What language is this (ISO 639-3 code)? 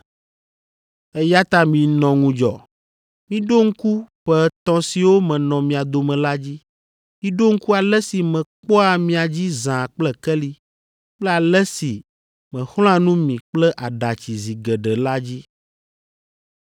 ewe